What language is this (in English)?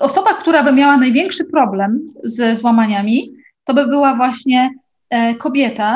Polish